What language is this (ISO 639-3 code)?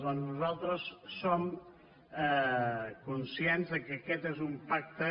cat